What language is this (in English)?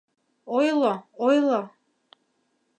Mari